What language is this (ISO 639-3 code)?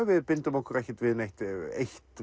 isl